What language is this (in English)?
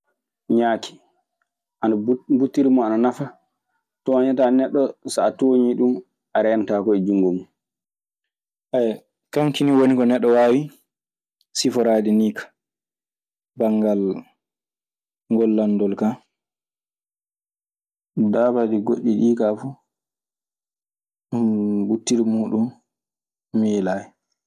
Maasina Fulfulde